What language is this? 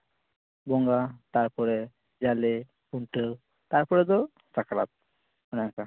Santali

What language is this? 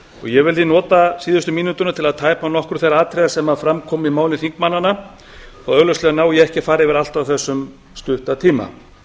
Icelandic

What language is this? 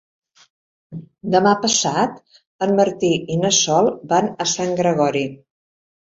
Catalan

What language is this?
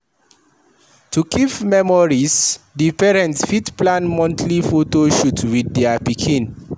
Nigerian Pidgin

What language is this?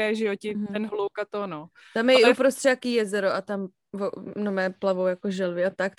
Czech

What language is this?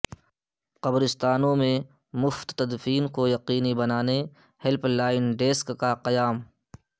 Urdu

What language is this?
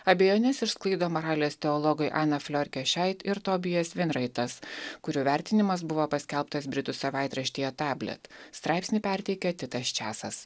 Lithuanian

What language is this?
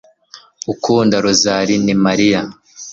Kinyarwanda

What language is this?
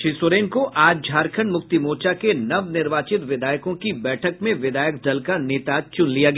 Hindi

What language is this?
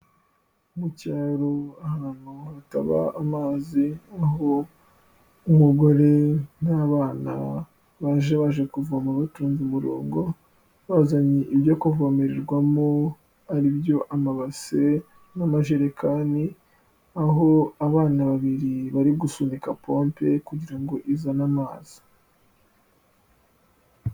Kinyarwanda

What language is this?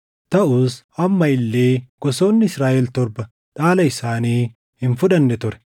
Oromo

